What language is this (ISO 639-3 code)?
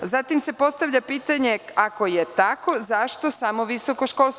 srp